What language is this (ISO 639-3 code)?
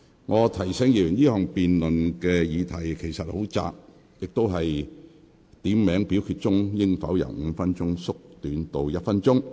yue